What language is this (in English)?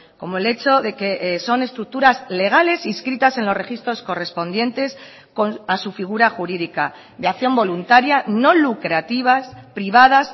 Spanish